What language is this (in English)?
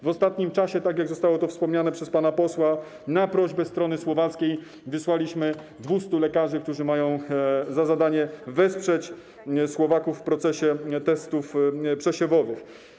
Polish